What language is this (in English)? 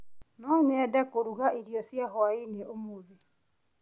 Kikuyu